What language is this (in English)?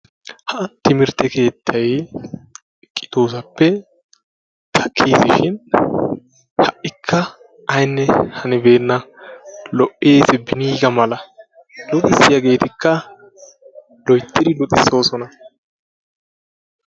Wolaytta